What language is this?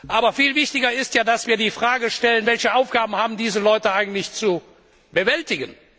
German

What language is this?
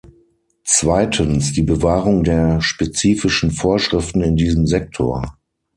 German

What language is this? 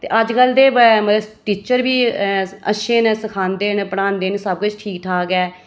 Dogri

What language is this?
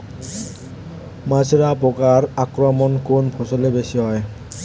Bangla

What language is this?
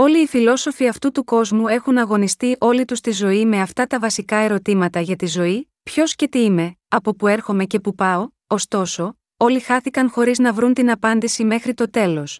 Greek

